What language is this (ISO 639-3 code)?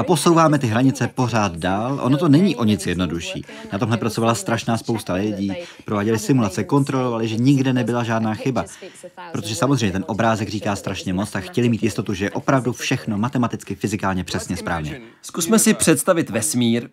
ces